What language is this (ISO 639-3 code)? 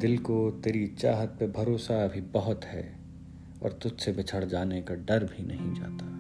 hin